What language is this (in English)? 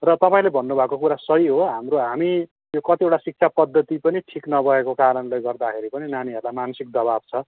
Nepali